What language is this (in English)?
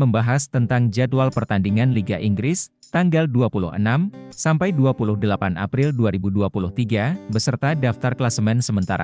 Indonesian